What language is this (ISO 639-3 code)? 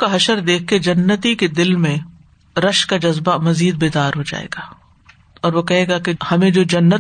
urd